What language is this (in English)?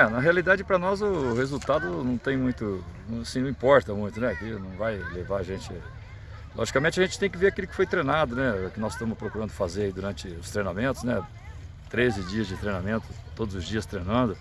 Portuguese